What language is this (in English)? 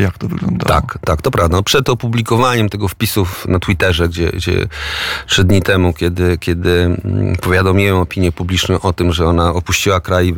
Polish